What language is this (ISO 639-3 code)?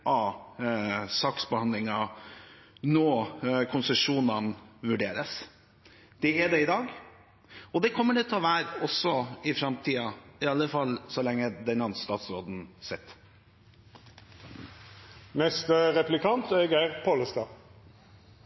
nor